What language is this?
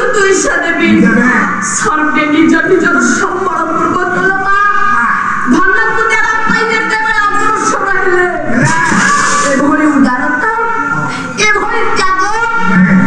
Indonesian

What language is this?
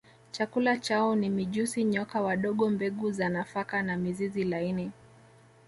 Swahili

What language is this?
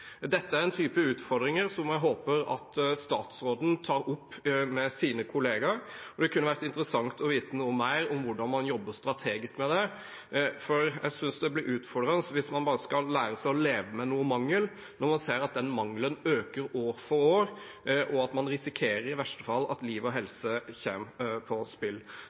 Norwegian Bokmål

